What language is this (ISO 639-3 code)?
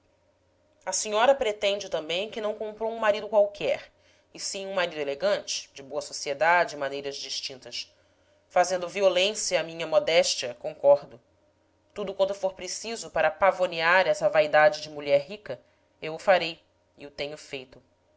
por